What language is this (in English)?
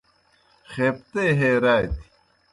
Kohistani Shina